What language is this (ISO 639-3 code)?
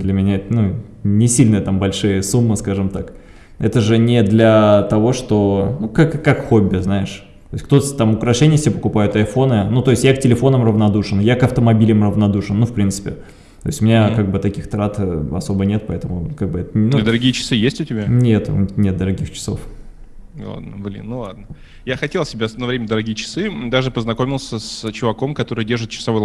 rus